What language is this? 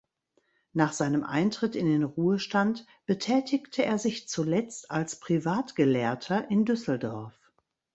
German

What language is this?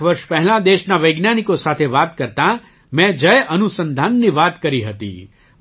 Gujarati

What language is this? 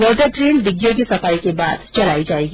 Hindi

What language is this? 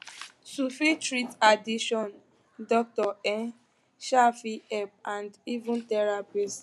Nigerian Pidgin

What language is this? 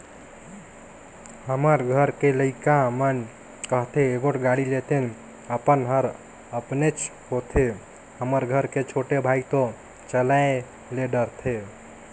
Chhattisgarhi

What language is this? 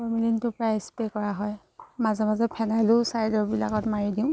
Assamese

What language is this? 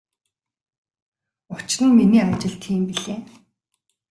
Mongolian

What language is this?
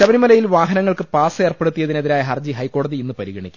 Malayalam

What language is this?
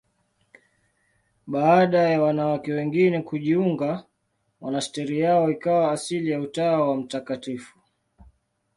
Swahili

